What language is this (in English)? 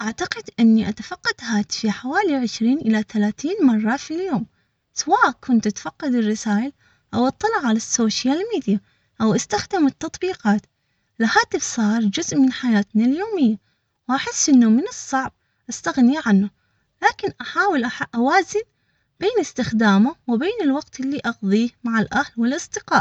Omani Arabic